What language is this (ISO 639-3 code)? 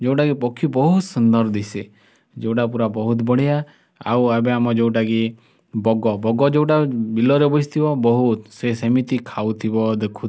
ori